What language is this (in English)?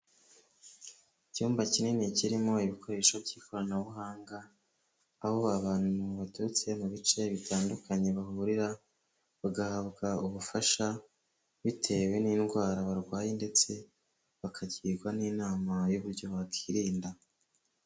Kinyarwanda